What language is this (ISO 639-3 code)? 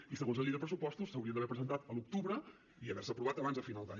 cat